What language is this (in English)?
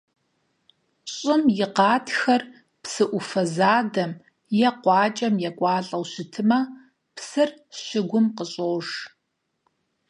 Kabardian